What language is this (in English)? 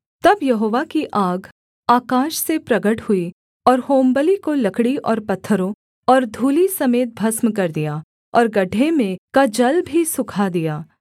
Hindi